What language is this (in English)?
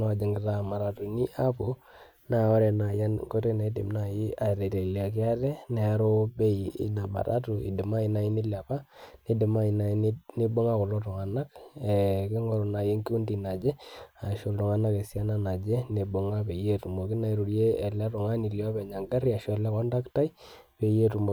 Masai